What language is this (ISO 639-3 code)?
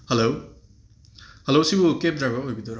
mni